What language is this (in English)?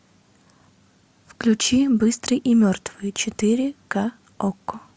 Russian